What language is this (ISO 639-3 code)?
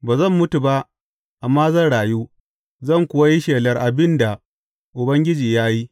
hau